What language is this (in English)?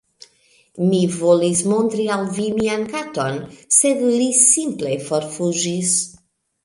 Esperanto